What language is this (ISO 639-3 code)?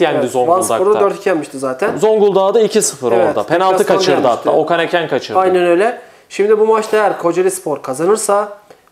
tur